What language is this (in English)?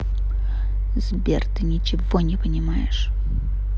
Russian